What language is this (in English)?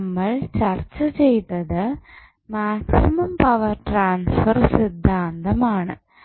Malayalam